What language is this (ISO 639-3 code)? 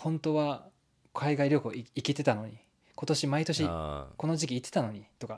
jpn